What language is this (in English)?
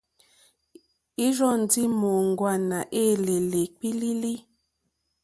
Mokpwe